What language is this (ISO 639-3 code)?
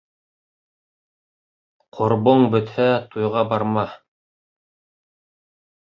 bak